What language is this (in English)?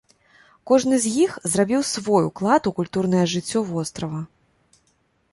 Belarusian